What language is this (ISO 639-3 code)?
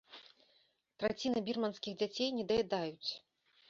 bel